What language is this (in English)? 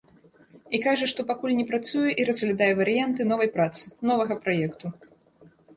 Belarusian